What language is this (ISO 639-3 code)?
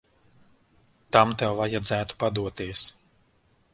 lav